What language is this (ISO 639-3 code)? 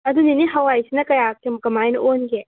mni